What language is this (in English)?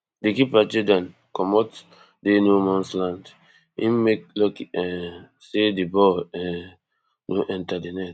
Nigerian Pidgin